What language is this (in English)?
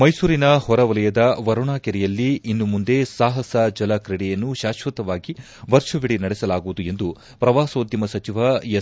Kannada